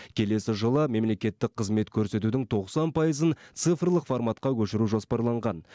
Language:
Kazakh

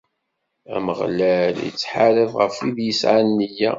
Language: Kabyle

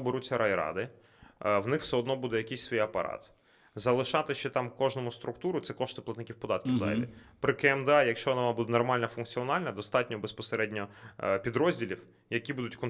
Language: Ukrainian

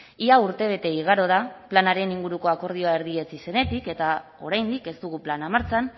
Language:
Basque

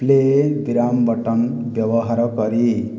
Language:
Odia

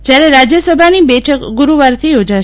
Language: Gujarati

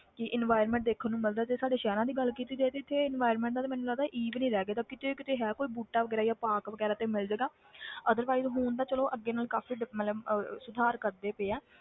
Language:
Punjabi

